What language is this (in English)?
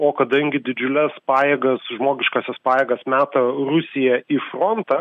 Lithuanian